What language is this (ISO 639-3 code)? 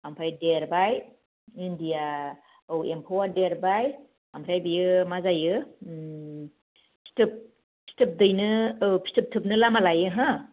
brx